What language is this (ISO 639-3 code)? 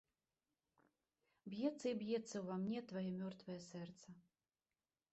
bel